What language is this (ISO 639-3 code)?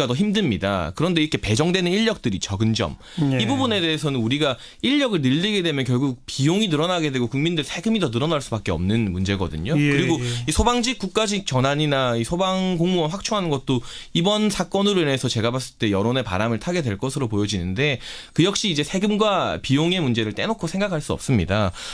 kor